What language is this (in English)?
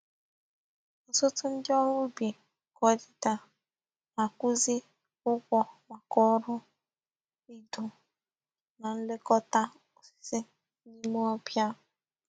Igbo